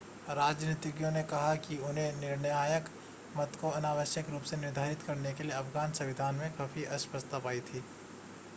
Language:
Hindi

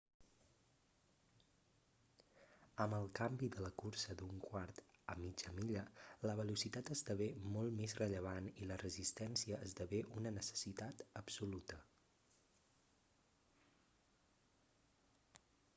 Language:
Catalan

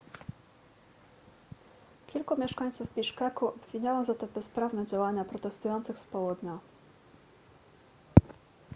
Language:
Polish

